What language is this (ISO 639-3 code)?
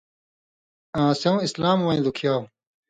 mvy